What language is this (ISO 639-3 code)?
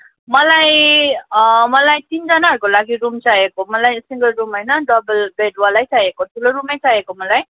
nep